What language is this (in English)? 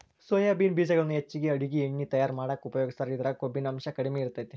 Kannada